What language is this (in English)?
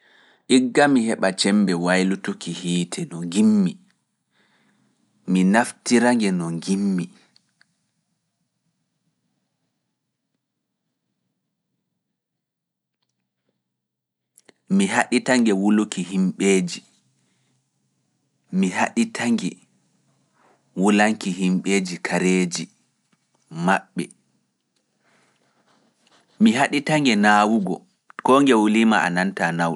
Fula